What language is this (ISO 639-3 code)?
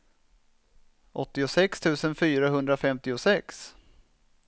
swe